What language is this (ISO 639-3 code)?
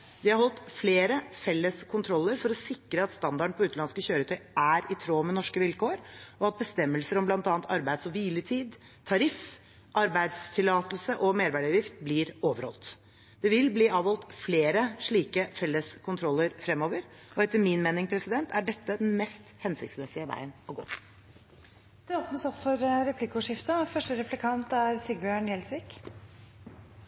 nob